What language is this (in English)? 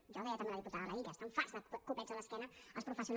Catalan